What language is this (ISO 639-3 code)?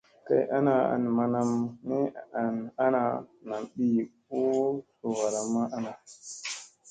mse